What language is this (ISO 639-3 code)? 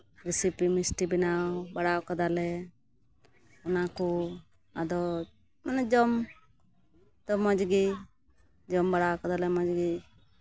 sat